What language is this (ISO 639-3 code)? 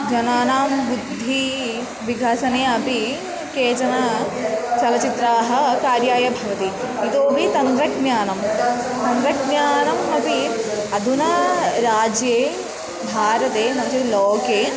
san